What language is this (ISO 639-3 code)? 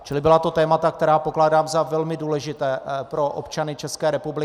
ces